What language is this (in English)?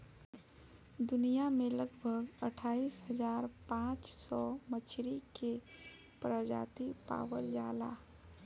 Bhojpuri